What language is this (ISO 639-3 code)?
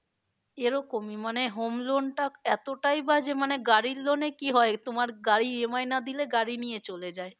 ben